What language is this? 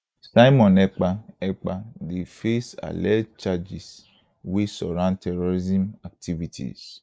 Nigerian Pidgin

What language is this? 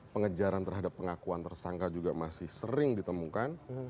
Indonesian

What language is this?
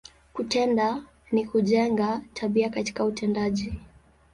Swahili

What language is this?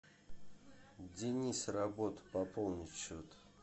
Russian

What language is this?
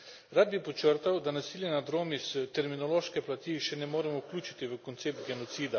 Slovenian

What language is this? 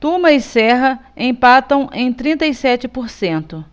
Portuguese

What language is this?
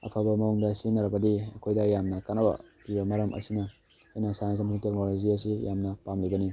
Manipuri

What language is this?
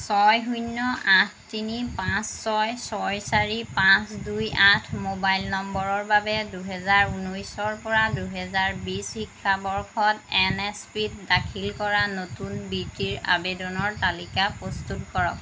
Assamese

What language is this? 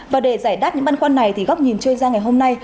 Vietnamese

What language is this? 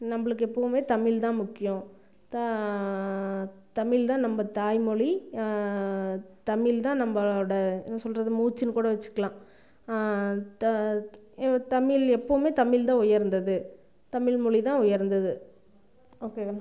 Tamil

